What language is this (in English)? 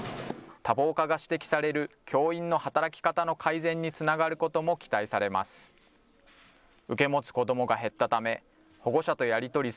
Japanese